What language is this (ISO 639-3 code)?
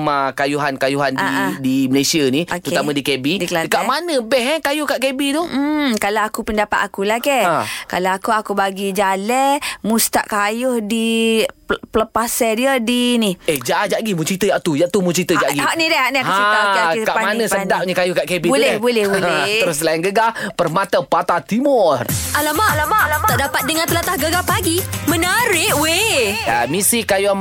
msa